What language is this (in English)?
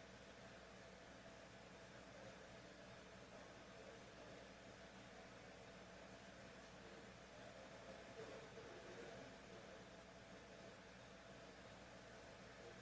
English